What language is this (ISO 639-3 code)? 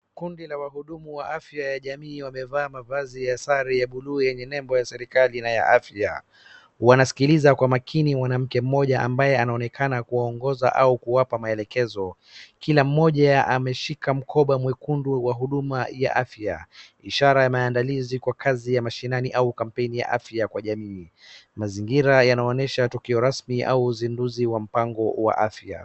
swa